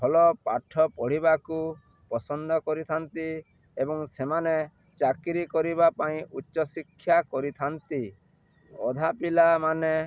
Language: Odia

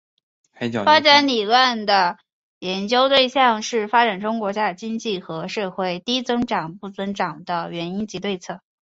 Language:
Chinese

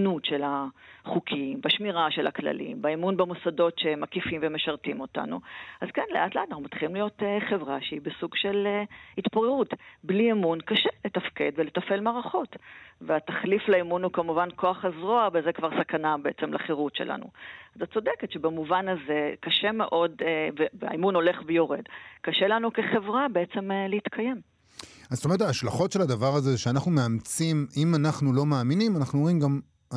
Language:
Hebrew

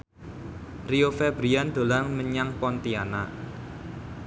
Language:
Javanese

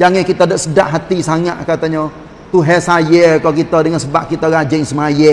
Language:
Malay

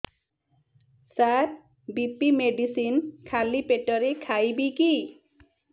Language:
Odia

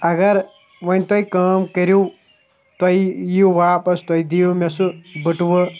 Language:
Kashmiri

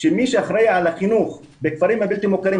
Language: Hebrew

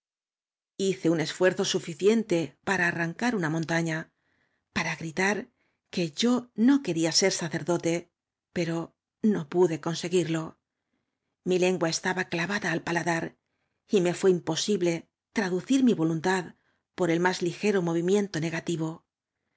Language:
Spanish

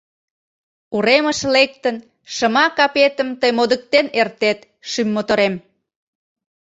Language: Mari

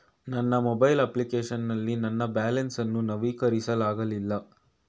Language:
Kannada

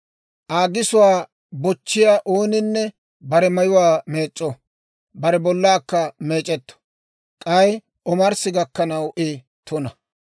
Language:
Dawro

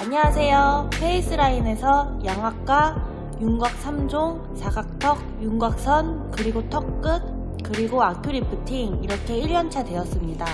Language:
Korean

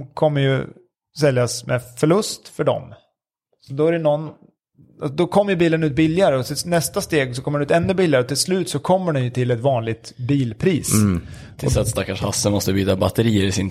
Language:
Swedish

